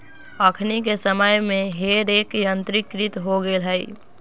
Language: Magahi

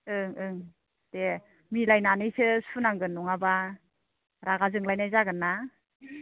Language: Bodo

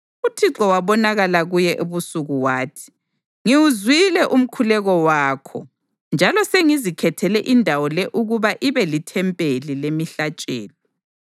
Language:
North Ndebele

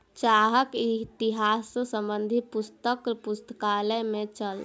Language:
Maithili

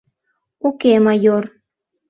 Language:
Mari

